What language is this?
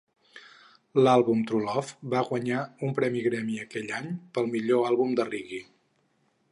Catalan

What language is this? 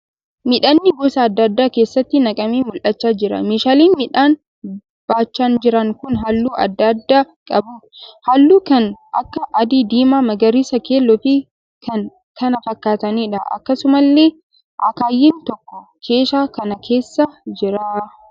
Oromo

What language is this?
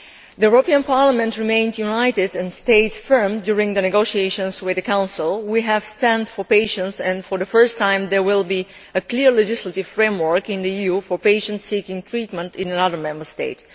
English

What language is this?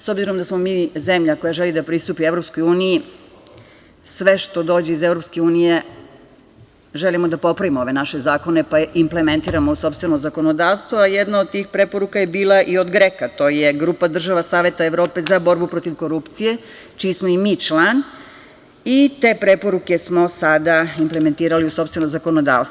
Serbian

